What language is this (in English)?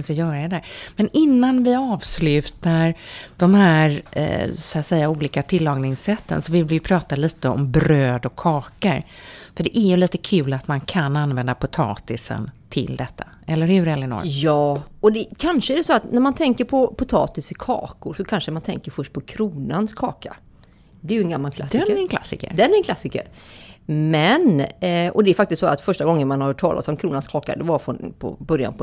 Swedish